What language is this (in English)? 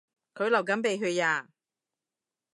Cantonese